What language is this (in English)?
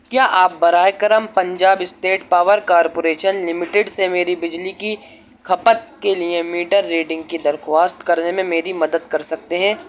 Urdu